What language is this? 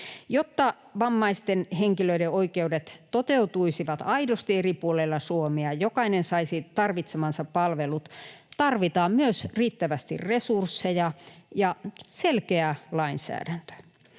Finnish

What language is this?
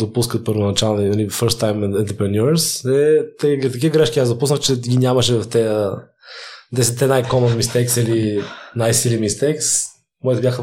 Bulgarian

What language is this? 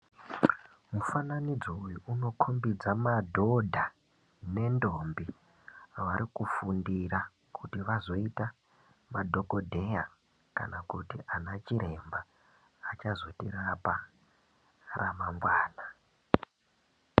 Ndau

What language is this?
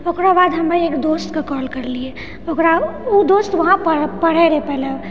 Maithili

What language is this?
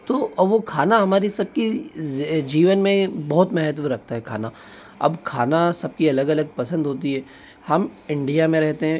Hindi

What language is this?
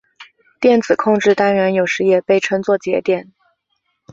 Chinese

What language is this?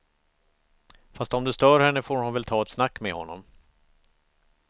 Swedish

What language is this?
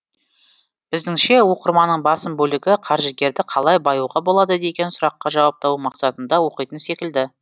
Kazakh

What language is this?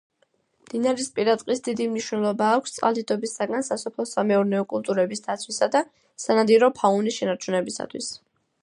Georgian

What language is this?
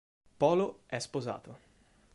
Italian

